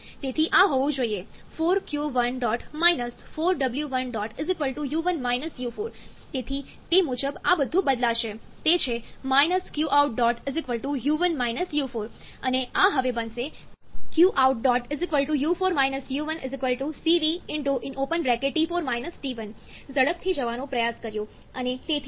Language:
Gujarati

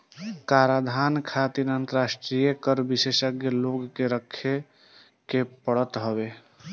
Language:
Bhojpuri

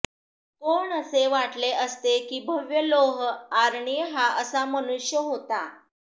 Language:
Marathi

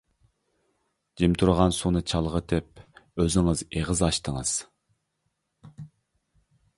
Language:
Uyghur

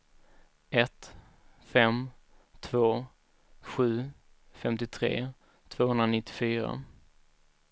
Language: Swedish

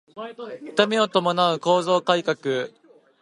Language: Japanese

